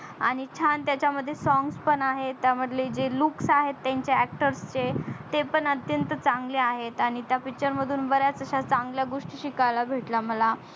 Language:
Marathi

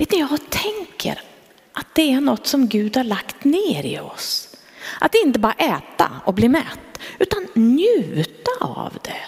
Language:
Swedish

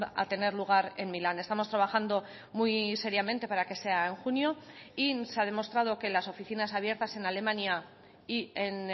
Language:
Spanish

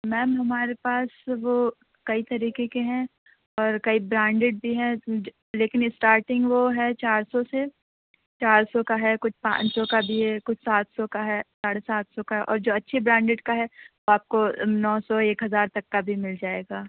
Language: Urdu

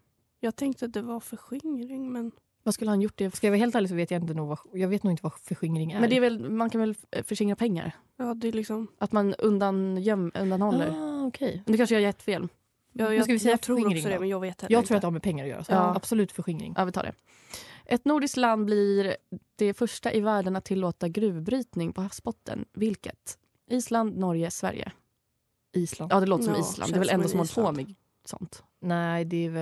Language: Swedish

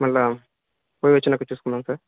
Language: Telugu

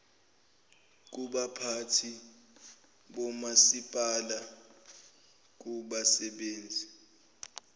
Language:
Zulu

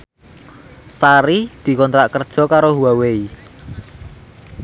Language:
Javanese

